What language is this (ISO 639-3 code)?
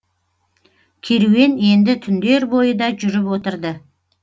kaz